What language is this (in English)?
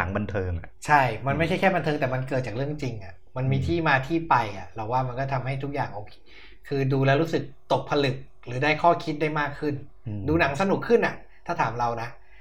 Thai